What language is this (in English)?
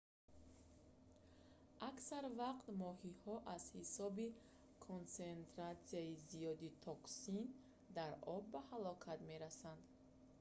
Tajik